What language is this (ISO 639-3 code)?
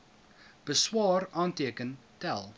afr